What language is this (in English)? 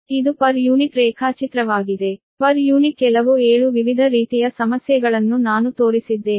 Kannada